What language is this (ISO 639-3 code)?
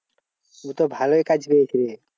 ben